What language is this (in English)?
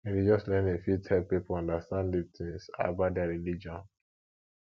Nigerian Pidgin